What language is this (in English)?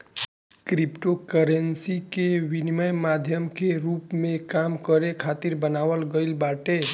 Bhojpuri